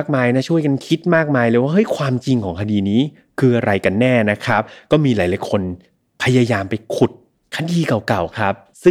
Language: Thai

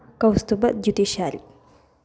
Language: Sanskrit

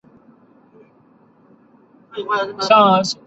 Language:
Chinese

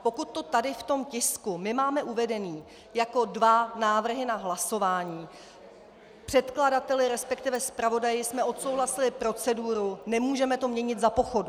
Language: Czech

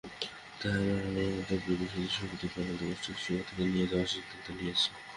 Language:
Bangla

